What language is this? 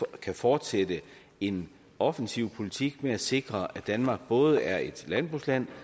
Danish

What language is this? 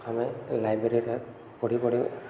Odia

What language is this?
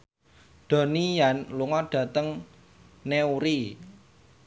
Javanese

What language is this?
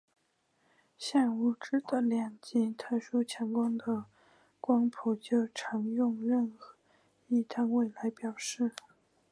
Chinese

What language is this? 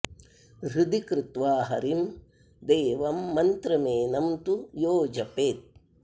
Sanskrit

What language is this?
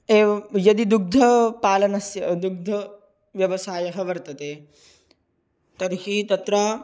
Sanskrit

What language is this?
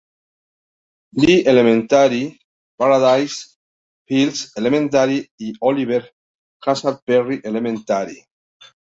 Spanish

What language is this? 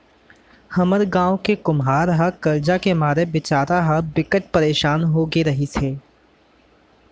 Chhattisgarhi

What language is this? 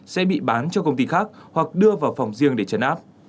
Vietnamese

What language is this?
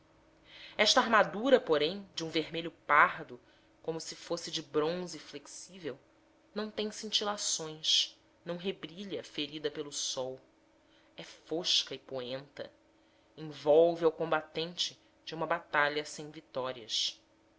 Portuguese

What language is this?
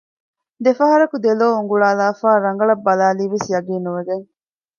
Divehi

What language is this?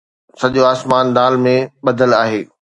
Sindhi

